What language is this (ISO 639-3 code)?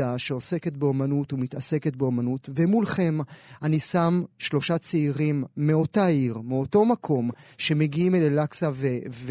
heb